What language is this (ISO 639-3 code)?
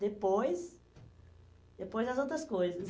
por